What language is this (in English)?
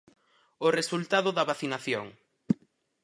Galician